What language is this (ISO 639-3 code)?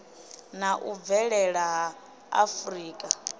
ven